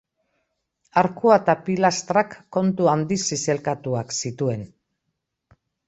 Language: Basque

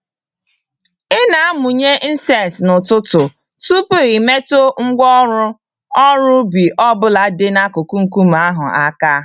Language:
Igbo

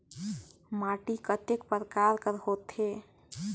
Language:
Chhattisgarhi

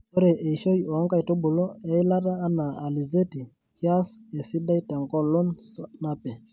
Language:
Masai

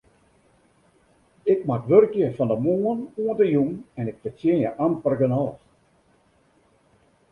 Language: Western Frisian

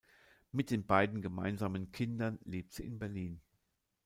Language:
German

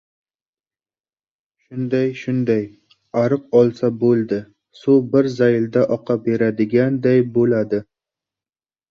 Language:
Uzbek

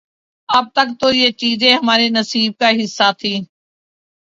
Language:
Urdu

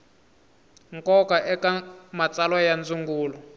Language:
Tsonga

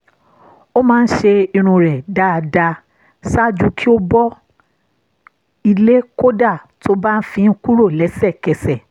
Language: Yoruba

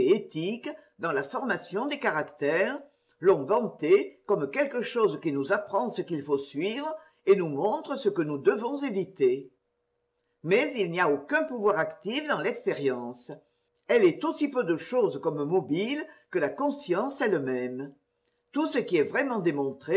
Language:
French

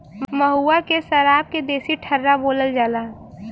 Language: Bhojpuri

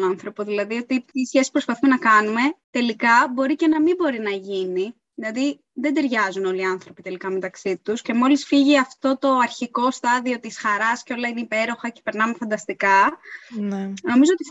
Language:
Greek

